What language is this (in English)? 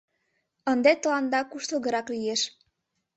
Mari